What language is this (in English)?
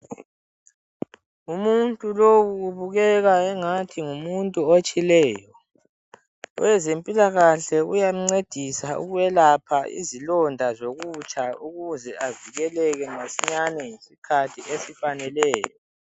North Ndebele